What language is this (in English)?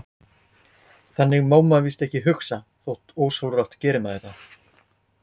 Icelandic